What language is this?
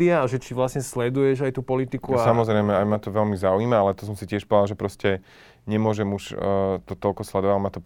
Slovak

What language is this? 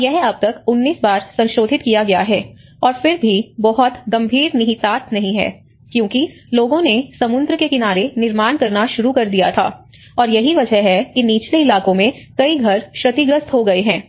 Hindi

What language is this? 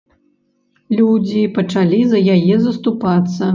Belarusian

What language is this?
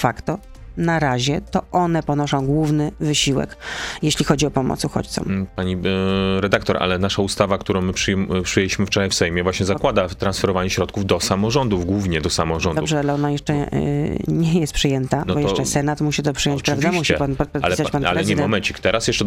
Polish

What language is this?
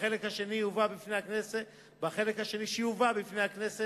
Hebrew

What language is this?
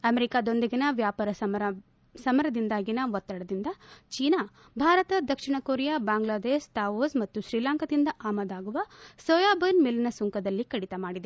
Kannada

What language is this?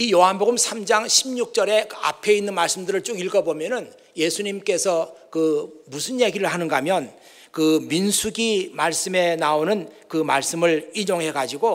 Korean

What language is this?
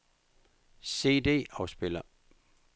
Danish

